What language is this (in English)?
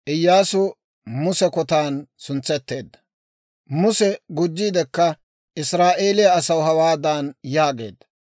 Dawro